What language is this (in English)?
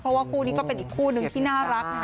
Thai